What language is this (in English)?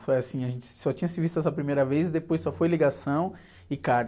Portuguese